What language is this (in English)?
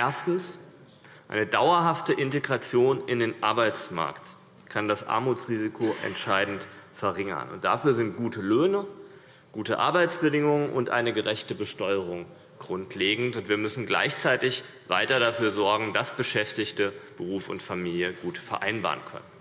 German